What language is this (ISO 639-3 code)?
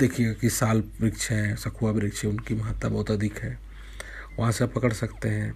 hin